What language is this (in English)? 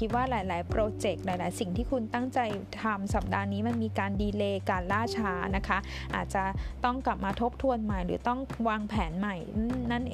Thai